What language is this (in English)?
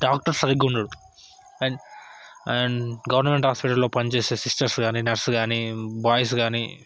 Telugu